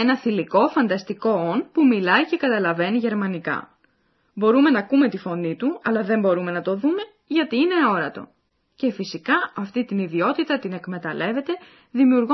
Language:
Greek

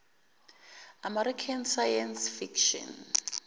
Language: Zulu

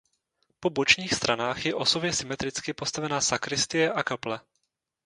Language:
Czech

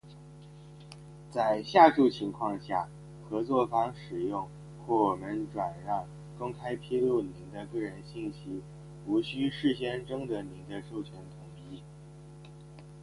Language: Chinese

